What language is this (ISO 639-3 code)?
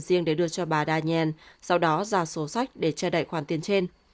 vie